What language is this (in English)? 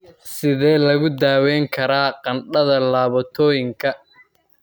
Somali